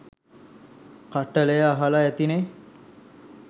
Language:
Sinhala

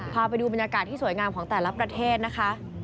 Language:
Thai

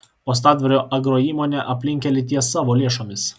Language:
Lithuanian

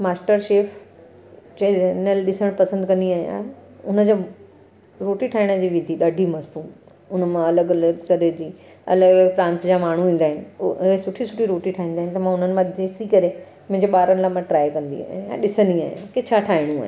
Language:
Sindhi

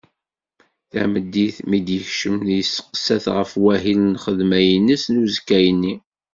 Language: Kabyle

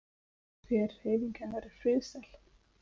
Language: Icelandic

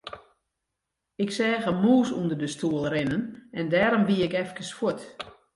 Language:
Western Frisian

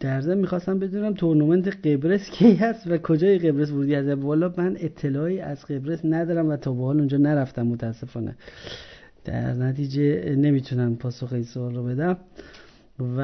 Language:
Persian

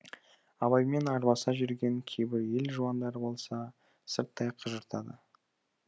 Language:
Kazakh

